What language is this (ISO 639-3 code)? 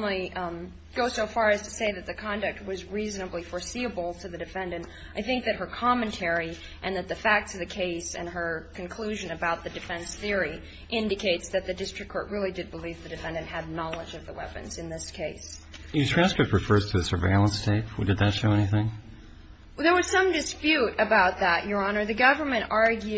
eng